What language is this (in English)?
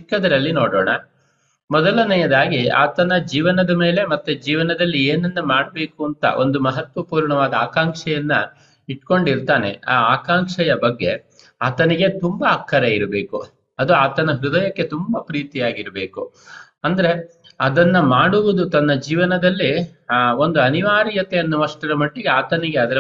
Kannada